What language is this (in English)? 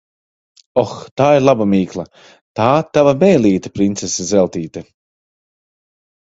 Latvian